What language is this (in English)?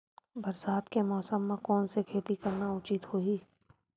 Chhattisgarhi